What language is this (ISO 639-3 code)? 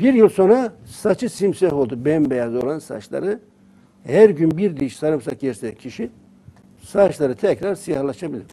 tur